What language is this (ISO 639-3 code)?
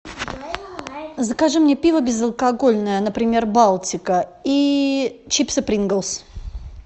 rus